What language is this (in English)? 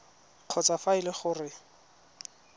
Tswana